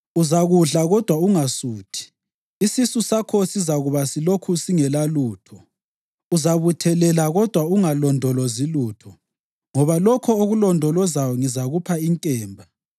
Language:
North Ndebele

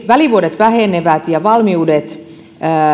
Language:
Finnish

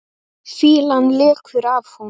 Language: Icelandic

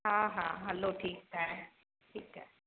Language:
Sindhi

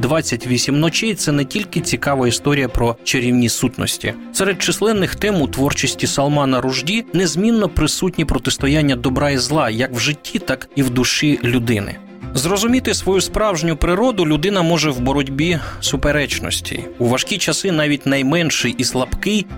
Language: Ukrainian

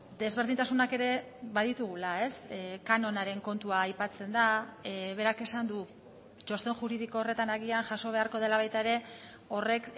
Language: Basque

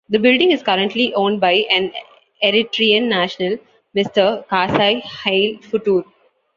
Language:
English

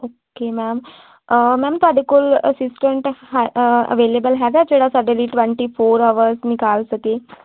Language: Punjabi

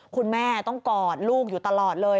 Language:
Thai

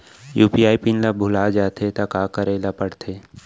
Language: Chhattisgarhi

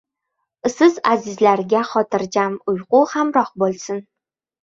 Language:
Uzbek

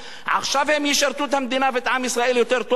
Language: Hebrew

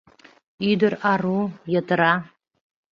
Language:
Mari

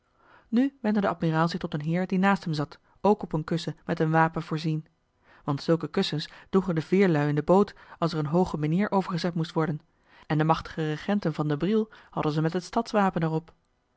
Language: Dutch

